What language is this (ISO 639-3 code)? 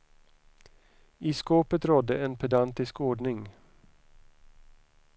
swe